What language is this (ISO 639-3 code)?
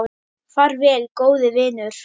isl